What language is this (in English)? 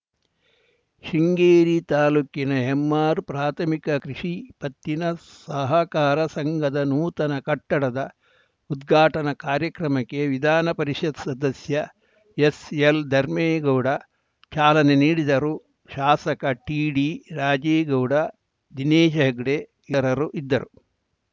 Kannada